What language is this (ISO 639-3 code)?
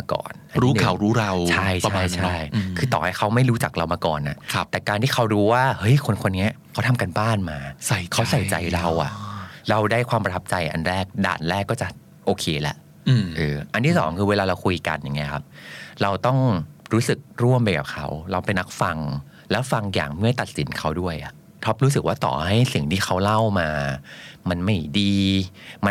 tha